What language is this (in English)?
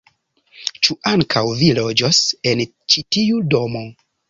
Esperanto